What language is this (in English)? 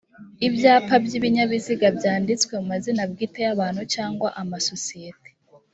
Kinyarwanda